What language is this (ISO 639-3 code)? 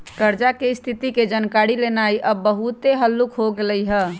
mag